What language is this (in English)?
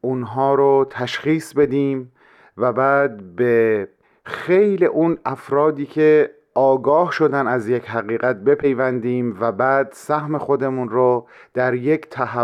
Persian